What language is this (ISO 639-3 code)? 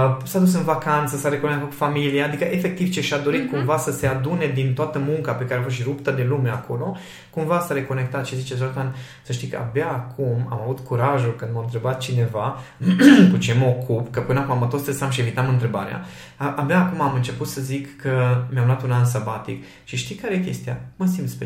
ron